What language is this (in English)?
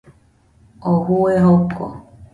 Nüpode Huitoto